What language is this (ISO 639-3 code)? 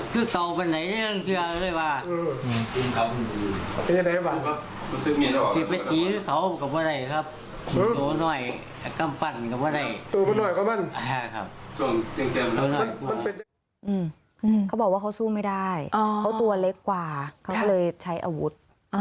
tha